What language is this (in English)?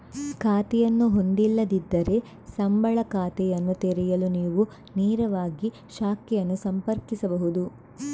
Kannada